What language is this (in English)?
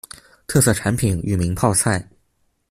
Chinese